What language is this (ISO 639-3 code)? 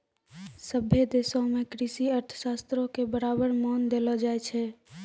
mai